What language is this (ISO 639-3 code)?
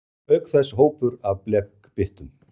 isl